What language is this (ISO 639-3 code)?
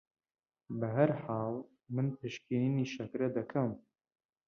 ckb